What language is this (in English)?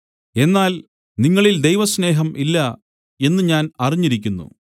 Malayalam